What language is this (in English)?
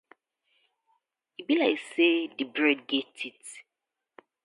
Nigerian Pidgin